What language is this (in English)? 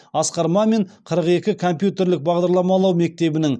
Kazakh